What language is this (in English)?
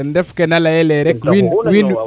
Serer